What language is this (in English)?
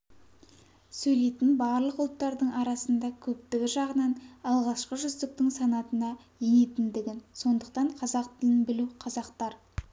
Kazakh